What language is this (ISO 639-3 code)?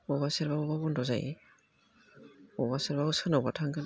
brx